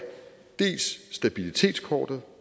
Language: Danish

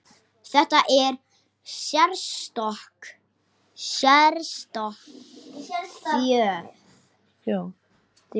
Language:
Icelandic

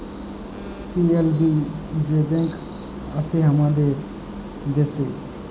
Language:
Bangla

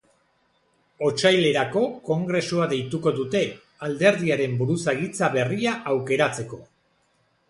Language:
Basque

